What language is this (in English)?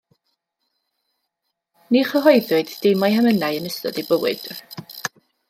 Welsh